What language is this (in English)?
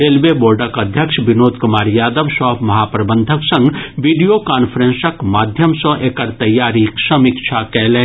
Maithili